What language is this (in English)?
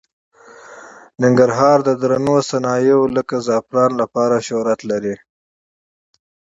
Pashto